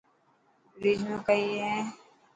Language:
Dhatki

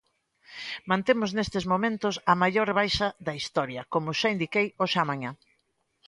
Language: Galician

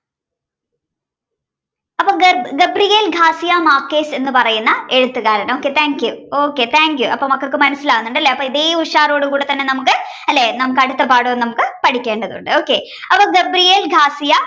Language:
Malayalam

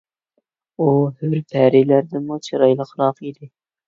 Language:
Uyghur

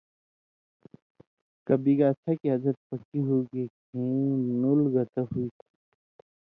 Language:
Indus Kohistani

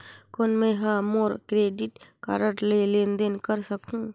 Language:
Chhattisgarhi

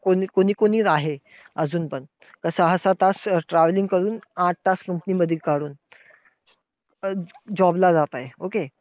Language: Marathi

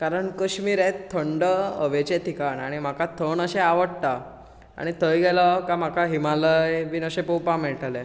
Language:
Konkani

